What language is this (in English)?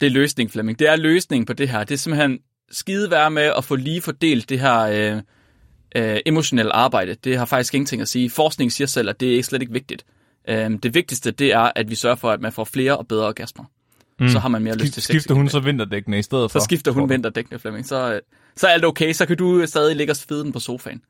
Danish